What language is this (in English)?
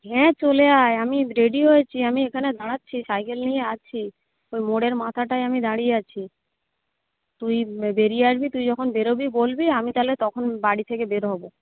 Bangla